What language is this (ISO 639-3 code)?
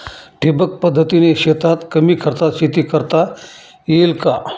mar